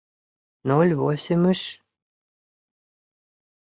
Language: Mari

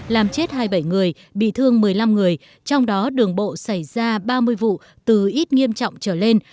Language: Vietnamese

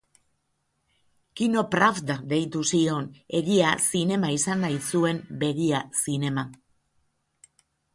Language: Basque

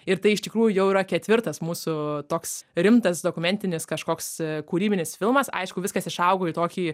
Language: Lithuanian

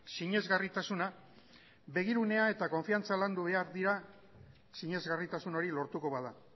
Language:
Basque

